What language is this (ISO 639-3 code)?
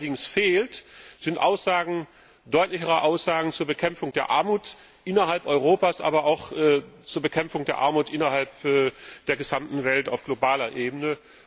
deu